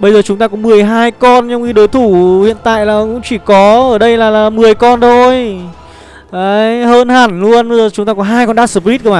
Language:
Vietnamese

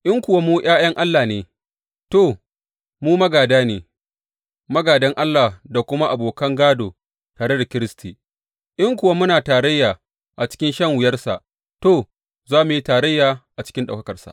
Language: Hausa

